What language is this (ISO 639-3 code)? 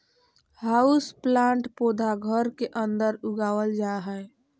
mag